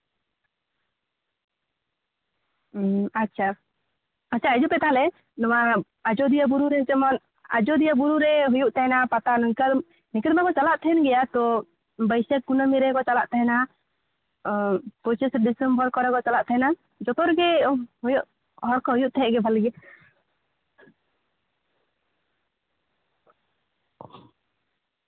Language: Santali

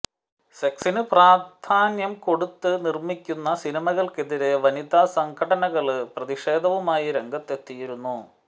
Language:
Malayalam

